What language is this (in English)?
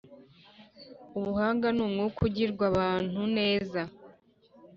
Kinyarwanda